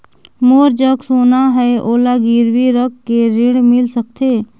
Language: Chhattisgarhi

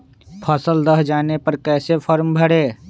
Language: Magahi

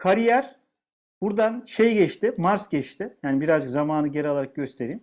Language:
Turkish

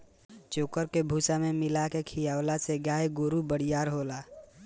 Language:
Bhojpuri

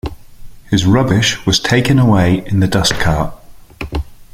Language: English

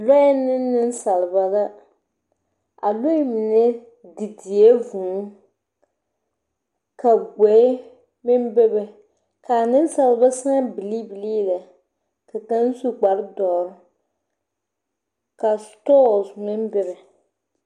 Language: Southern Dagaare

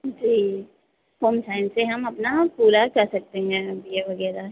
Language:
Hindi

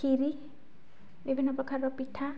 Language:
Odia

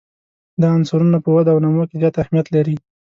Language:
Pashto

